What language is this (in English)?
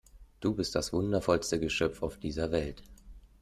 German